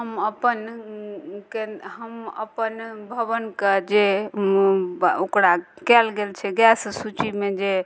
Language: Maithili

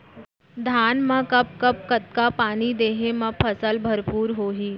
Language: Chhattisgarhi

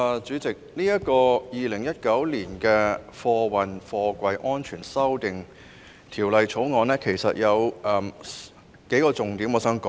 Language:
Cantonese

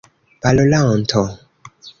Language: Esperanto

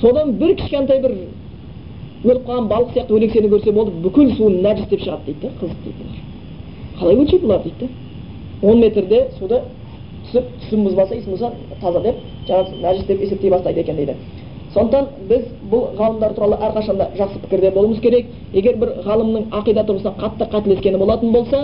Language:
Bulgarian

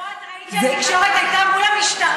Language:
Hebrew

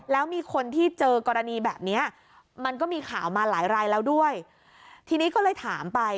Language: Thai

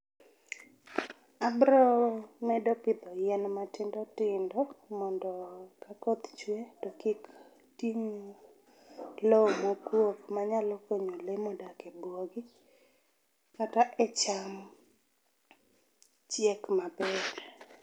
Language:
Luo (Kenya and Tanzania)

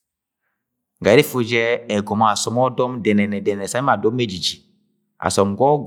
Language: Agwagwune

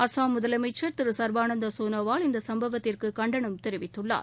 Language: Tamil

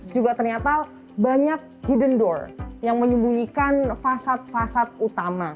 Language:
Indonesian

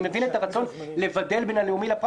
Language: Hebrew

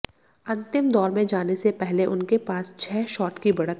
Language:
Hindi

